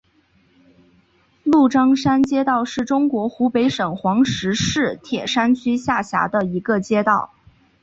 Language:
Chinese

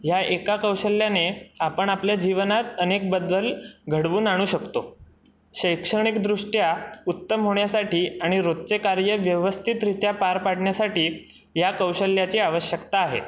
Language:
Marathi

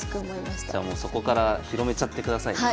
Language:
Japanese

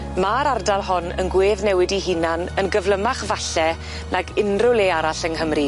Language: Welsh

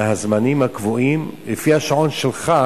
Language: Hebrew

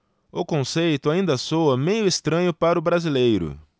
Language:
Portuguese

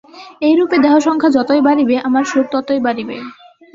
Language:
Bangla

